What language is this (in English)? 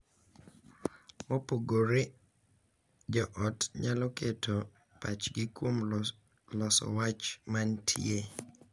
Luo (Kenya and Tanzania)